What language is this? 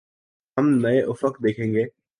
Urdu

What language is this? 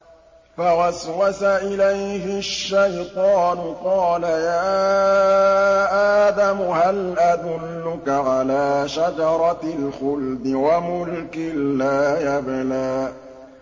Arabic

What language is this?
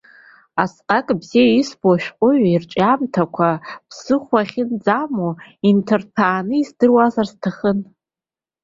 Abkhazian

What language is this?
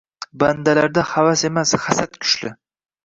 Uzbek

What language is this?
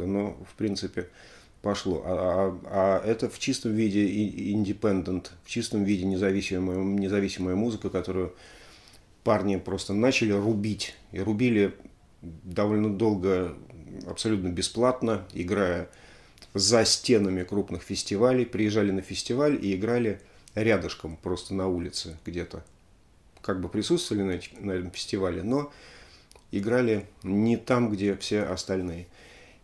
Russian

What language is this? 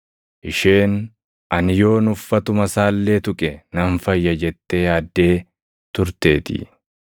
Oromo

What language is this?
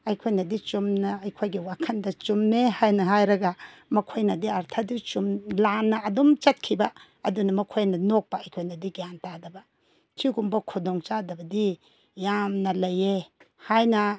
Manipuri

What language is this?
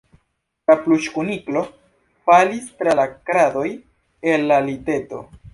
Esperanto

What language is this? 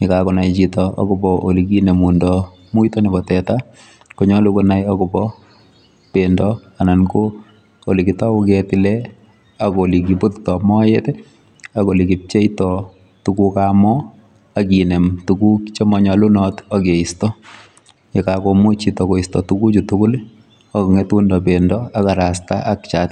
Kalenjin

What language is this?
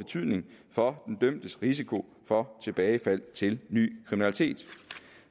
Danish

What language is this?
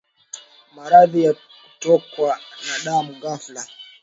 Swahili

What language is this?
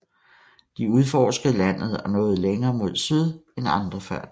Danish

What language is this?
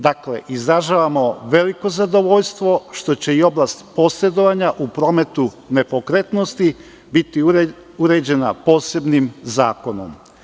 Serbian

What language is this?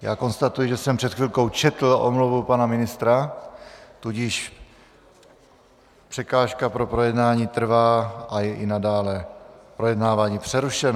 Czech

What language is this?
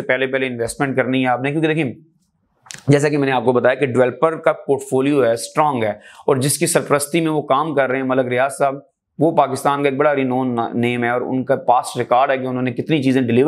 Hindi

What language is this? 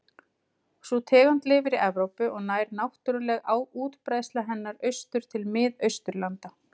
Icelandic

